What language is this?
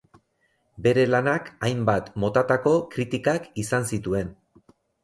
Basque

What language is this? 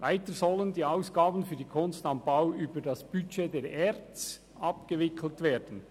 Swiss German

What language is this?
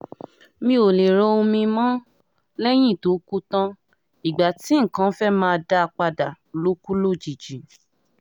Yoruba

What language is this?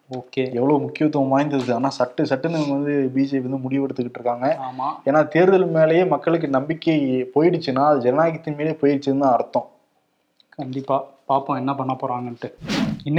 Tamil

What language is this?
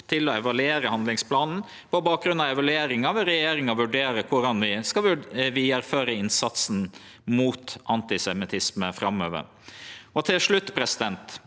Norwegian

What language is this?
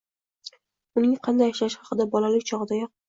Uzbek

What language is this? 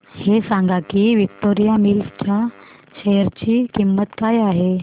Marathi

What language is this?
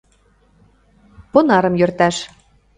Mari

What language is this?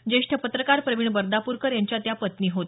Marathi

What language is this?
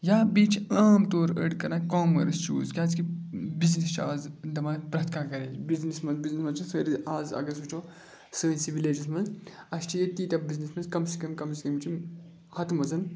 Kashmiri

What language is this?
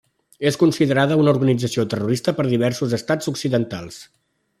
Catalan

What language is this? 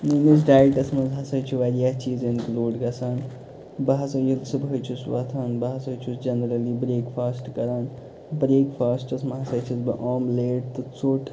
Kashmiri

